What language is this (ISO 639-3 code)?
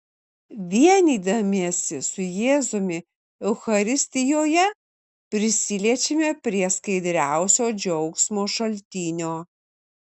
lit